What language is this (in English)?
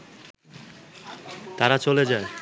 Bangla